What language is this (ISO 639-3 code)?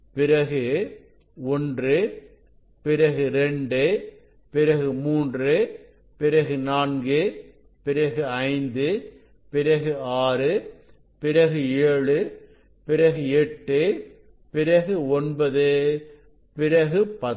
tam